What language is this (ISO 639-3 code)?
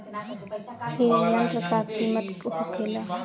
bho